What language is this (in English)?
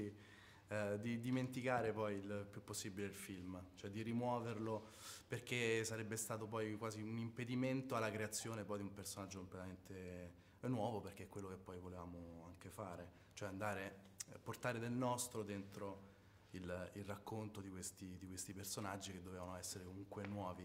Italian